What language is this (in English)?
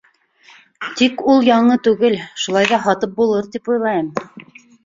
Bashkir